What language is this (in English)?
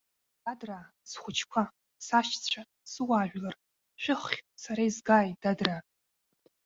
Abkhazian